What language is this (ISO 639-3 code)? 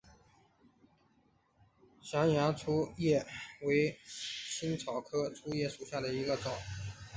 zho